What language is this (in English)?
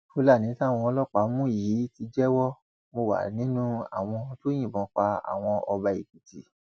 Yoruba